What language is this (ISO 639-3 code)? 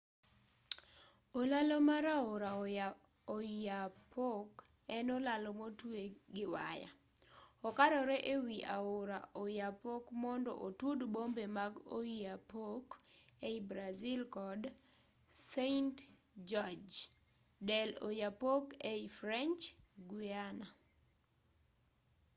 luo